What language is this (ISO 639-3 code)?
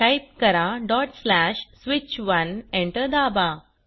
mar